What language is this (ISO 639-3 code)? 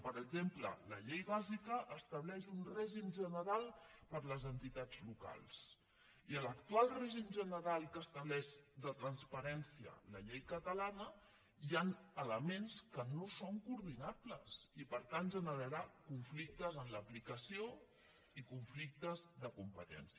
cat